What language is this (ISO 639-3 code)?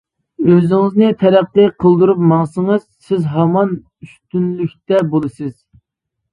uig